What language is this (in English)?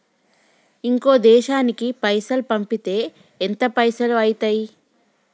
Telugu